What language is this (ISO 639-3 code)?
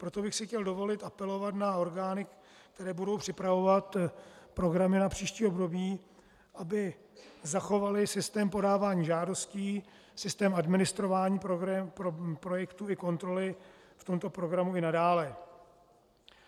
ces